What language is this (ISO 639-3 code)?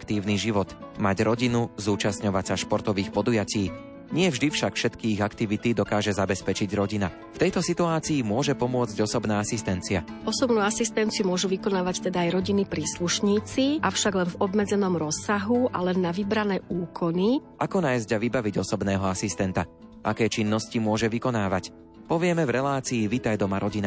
slk